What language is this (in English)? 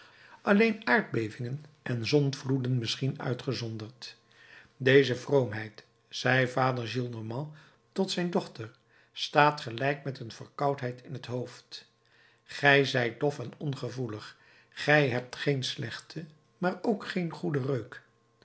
Dutch